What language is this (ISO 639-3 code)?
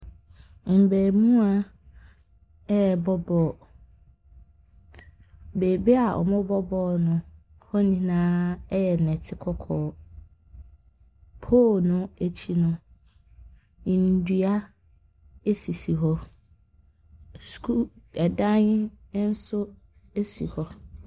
aka